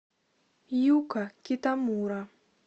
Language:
Russian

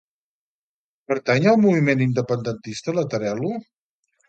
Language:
Catalan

